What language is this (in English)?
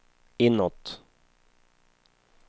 Swedish